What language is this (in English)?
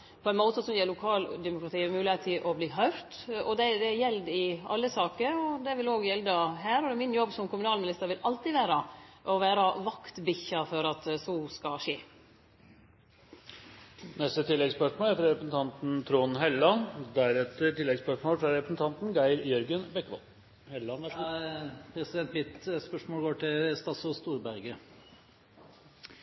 Norwegian Nynorsk